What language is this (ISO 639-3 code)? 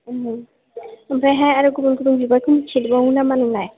brx